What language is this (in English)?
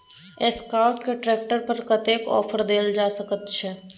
Maithili